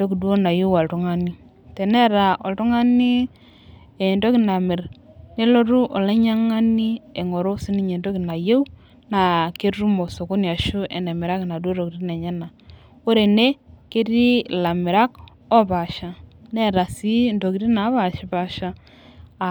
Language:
Masai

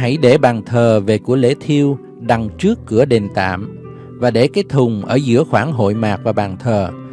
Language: Vietnamese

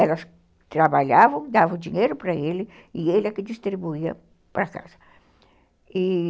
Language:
Portuguese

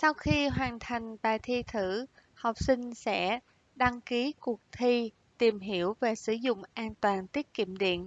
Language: Vietnamese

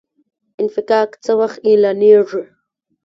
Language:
Pashto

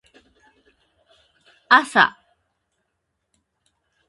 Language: Japanese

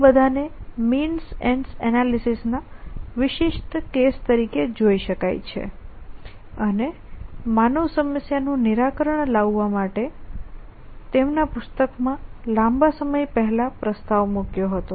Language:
Gujarati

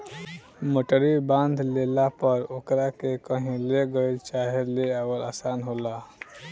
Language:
Bhojpuri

